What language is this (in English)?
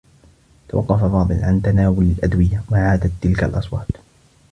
Arabic